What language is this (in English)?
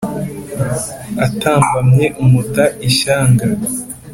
Kinyarwanda